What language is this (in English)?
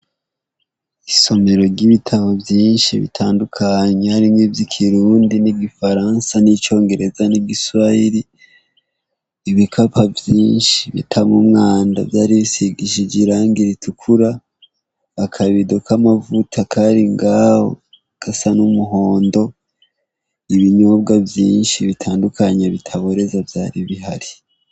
Rundi